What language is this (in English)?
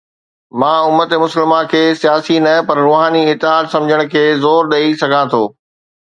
Sindhi